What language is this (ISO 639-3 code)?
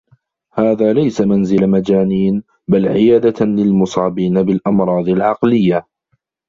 ara